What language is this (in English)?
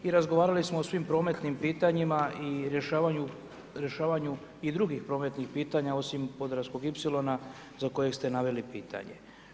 Croatian